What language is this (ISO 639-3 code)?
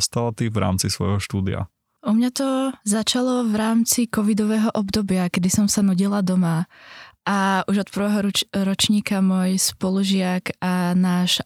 ces